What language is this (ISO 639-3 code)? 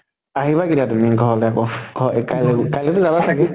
asm